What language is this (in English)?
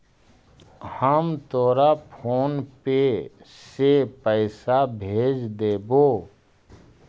Magahi